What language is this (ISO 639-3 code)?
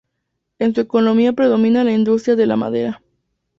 spa